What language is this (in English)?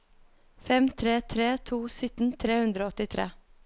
Norwegian